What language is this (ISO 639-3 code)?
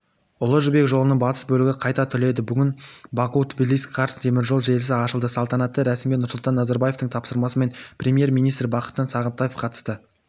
kaz